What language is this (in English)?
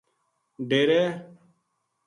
Gujari